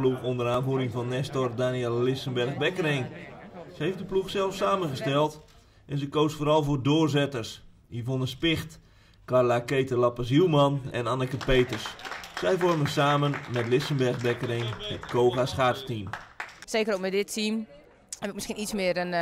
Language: Dutch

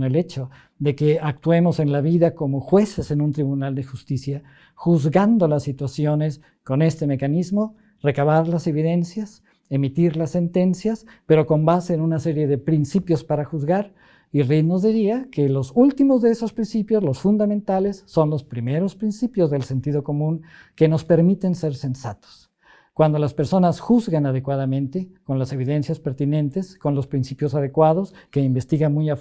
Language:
Spanish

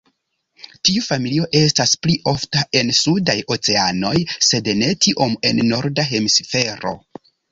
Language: Esperanto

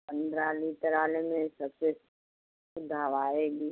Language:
Hindi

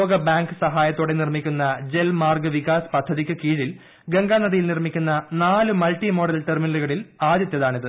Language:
Malayalam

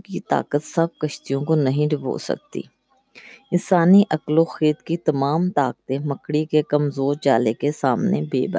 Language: Urdu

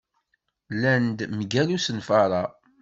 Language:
Kabyle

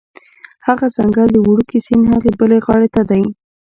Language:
Pashto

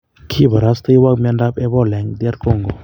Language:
Kalenjin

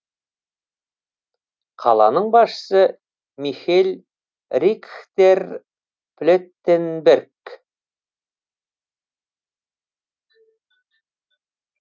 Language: Kazakh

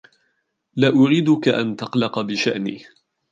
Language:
Arabic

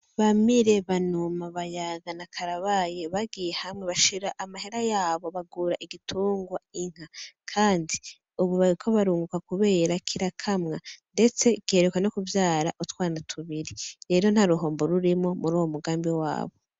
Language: Rundi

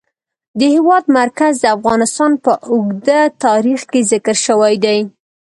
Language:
Pashto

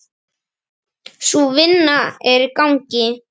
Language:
Icelandic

